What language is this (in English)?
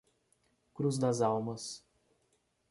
Portuguese